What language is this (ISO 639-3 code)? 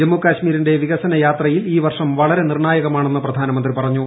mal